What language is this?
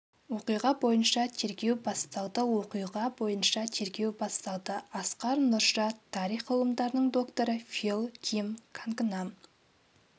Kazakh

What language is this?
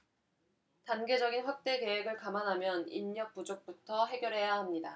Korean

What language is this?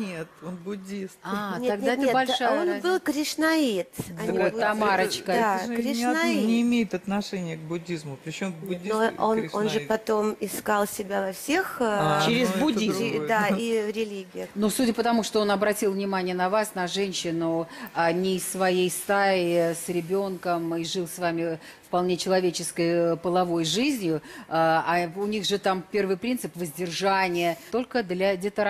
Russian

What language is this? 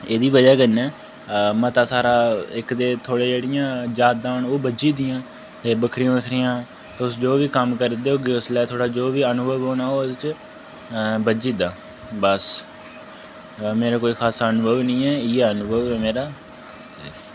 Dogri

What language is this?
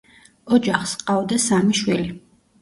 Georgian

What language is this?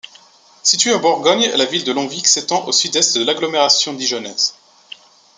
French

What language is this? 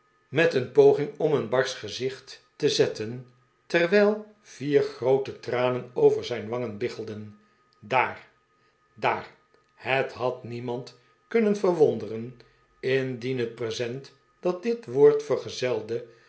Dutch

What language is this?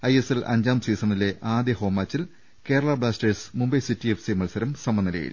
Malayalam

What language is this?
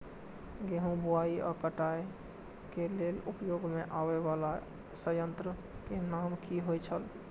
Maithili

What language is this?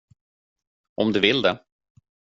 Swedish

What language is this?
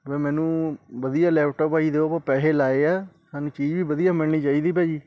Punjabi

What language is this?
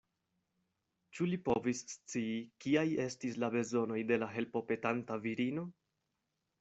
Esperanto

